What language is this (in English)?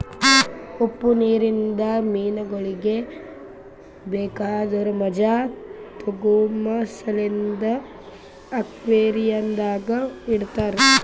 Kannada